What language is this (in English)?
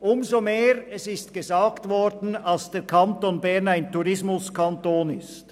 Swiss German